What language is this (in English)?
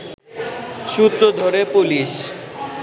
Bangla